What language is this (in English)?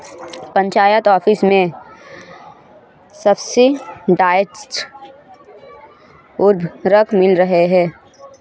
Hindi